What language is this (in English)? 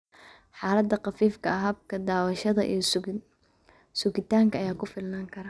Somali